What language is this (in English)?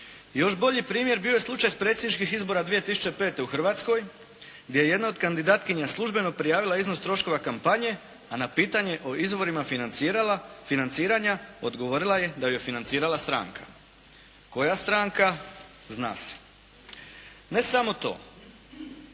Croatian